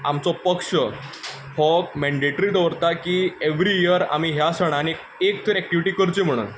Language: Konkani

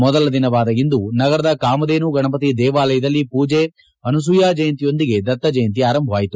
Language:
Kannada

